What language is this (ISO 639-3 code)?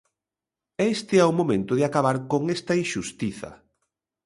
glg